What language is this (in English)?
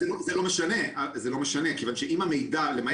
Hebrew